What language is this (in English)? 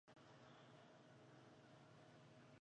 Chinese